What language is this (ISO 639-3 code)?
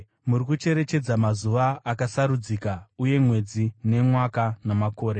sna